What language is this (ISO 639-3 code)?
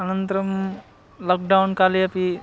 san